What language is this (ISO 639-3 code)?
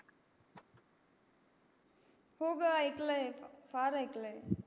mar